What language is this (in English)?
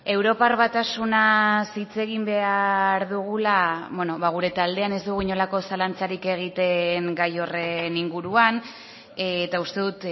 Basque